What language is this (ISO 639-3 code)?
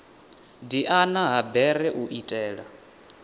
ven